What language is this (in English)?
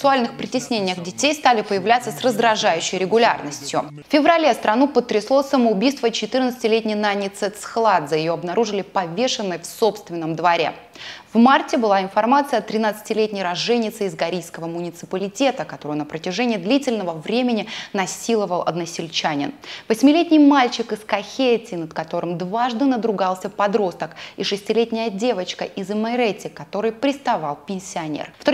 Russian